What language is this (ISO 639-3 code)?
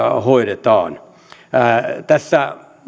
fin